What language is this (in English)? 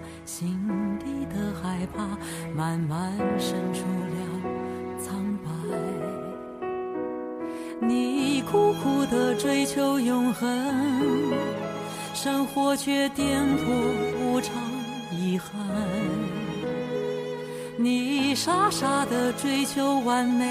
Chinese